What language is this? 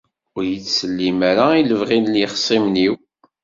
Kabyle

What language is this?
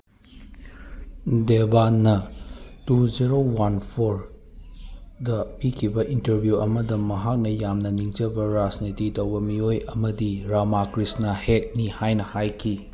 Manipuri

